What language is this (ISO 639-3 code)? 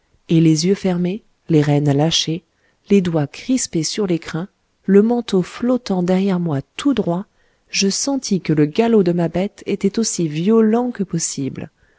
fra